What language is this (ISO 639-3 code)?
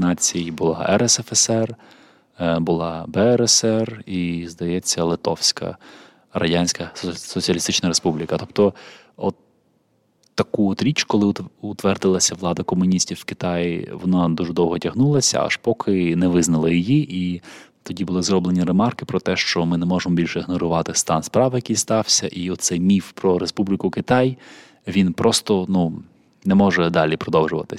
ukr